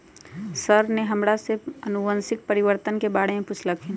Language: Magahi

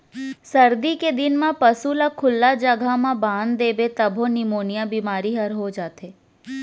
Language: Chhattisgarhi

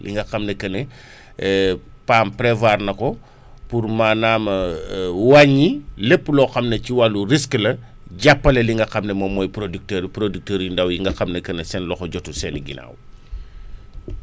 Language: Wolof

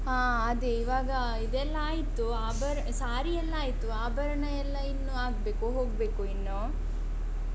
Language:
Kannada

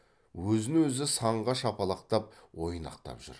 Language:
Kazakh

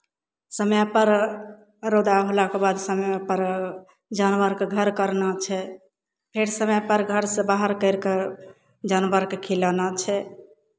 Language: Maithili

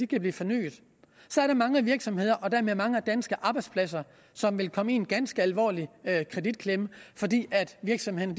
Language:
Danish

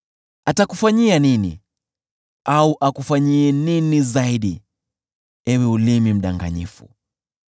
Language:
Swahili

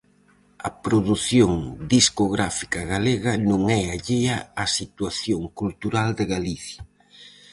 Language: Galician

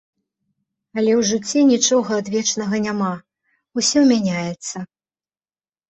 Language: Belarusian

